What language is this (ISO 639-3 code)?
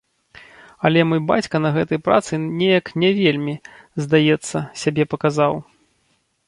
bel